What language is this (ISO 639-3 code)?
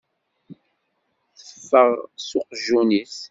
kab